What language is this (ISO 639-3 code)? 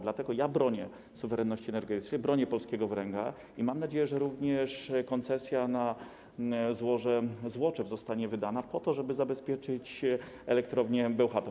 pol